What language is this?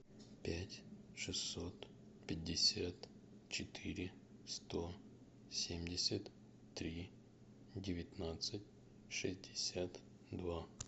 Russian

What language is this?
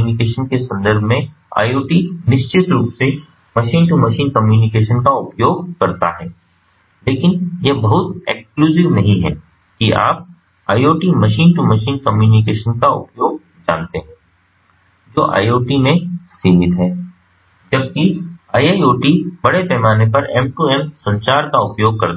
Hindi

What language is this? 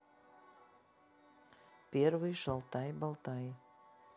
Russian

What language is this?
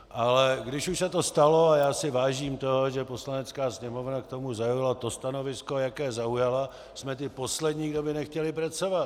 Czech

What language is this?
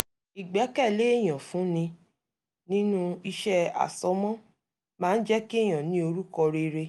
Yoruba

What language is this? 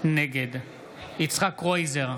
Hebrew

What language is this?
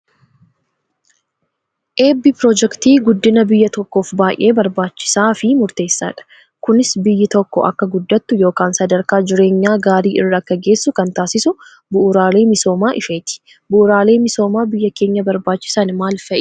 Oromo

